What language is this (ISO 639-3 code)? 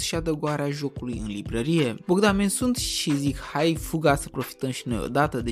ron